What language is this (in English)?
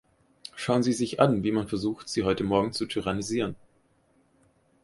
German